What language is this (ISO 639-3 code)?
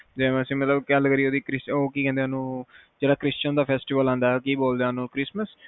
pan